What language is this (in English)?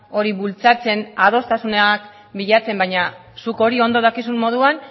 Basque